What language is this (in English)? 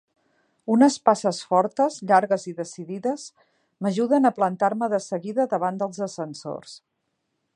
Catalan